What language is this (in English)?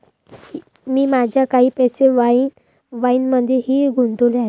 Marathi